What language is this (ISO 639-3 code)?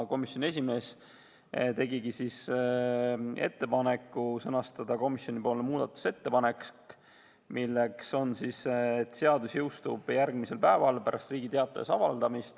est